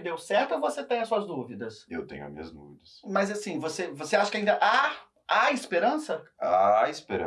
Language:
Portuguese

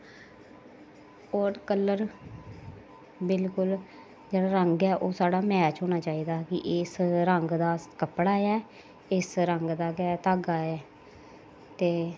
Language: Dogri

